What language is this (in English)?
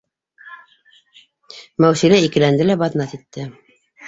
Bashkir